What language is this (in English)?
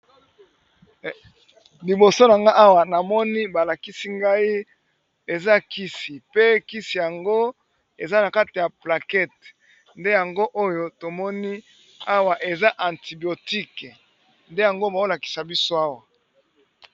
Lingala